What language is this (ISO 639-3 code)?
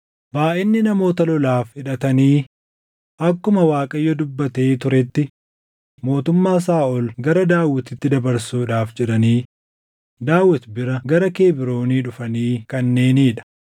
orm